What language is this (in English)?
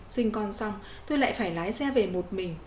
Vietnamese